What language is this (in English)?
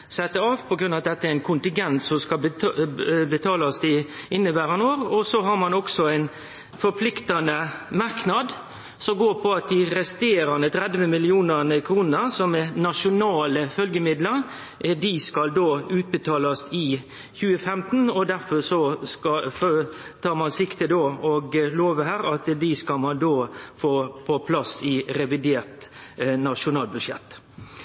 Norwegian Nynorsk